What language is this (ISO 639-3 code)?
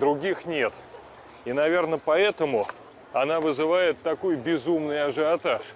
rus